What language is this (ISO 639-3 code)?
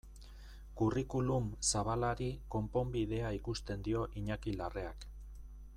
eus